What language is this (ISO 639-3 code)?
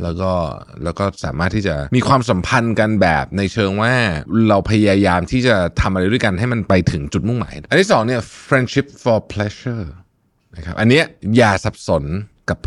tha